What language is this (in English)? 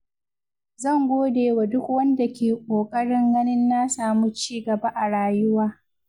Hausa